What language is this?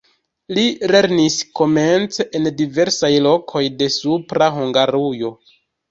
Esperanto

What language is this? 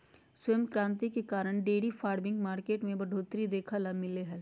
Magahi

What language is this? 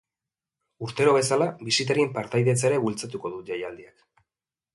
Basque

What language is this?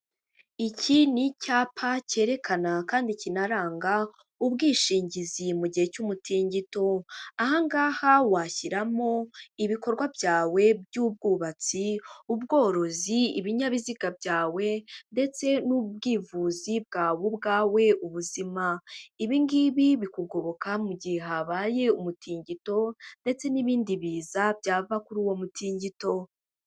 Kinyarwanda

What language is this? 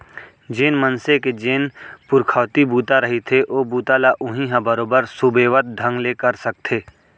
Chhattisgarhi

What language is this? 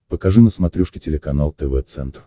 Russian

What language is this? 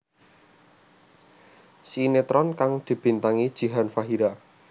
Javanese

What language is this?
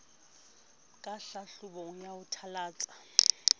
Southern Sotho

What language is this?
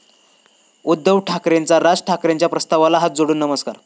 Marathi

